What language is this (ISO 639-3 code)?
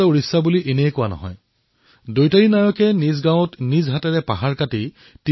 asm